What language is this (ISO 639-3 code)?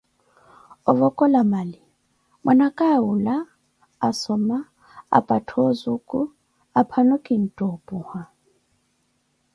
eko